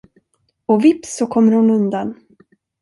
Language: Swedish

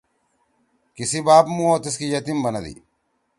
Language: Torwali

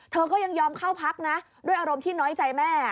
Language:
Thai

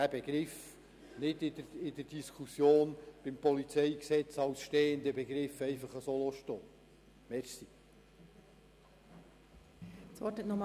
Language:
Swiss German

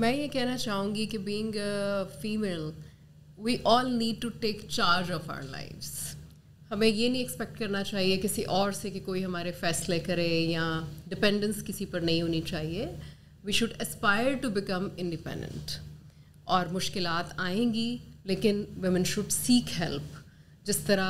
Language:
Urdu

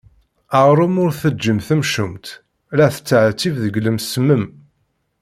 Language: Kabyle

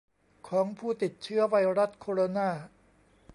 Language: Thai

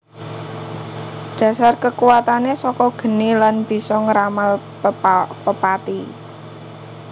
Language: Javanese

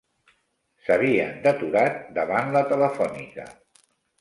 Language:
Catalan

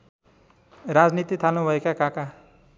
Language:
Nepali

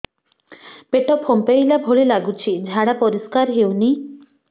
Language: Odia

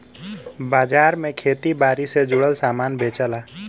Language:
Bhojpuri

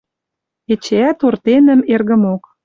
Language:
Western Mari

